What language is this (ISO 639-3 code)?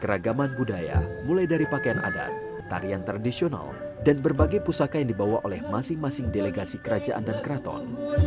ind